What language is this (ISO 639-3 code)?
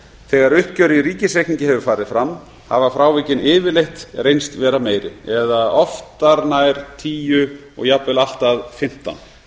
isl